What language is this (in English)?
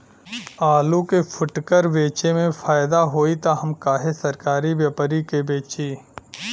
Bhojpuri